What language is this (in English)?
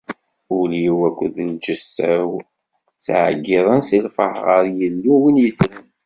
Kabyle